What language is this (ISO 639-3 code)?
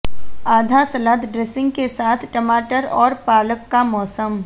hin